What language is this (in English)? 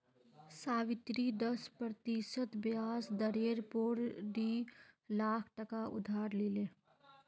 Magahi